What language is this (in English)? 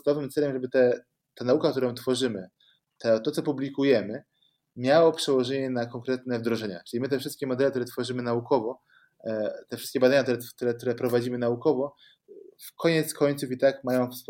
Polish